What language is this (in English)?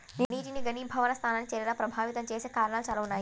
Telugu